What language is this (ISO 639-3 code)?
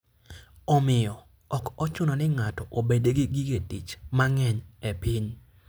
luo